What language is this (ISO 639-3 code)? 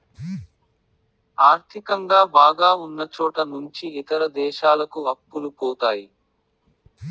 tel